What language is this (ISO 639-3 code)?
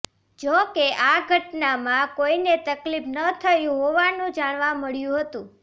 guj